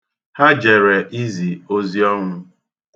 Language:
Igbo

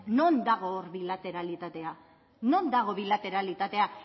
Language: Basque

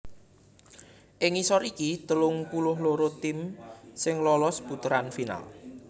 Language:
Javanese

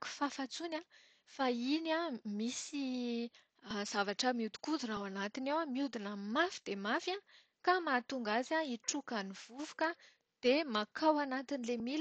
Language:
Malagasy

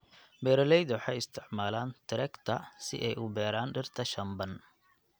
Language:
Somali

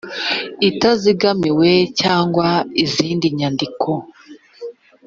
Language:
Kinyarwanda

